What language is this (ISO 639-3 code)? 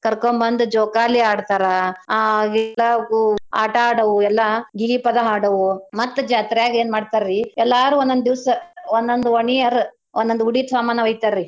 kan